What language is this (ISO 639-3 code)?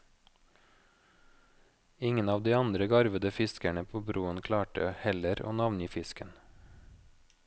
nor